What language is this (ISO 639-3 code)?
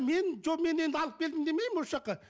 kaz